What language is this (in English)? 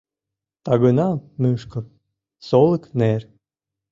Mari